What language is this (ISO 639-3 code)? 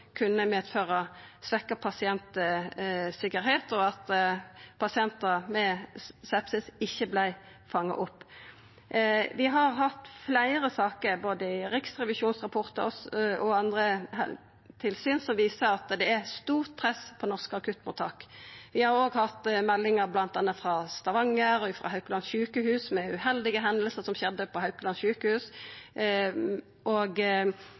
nno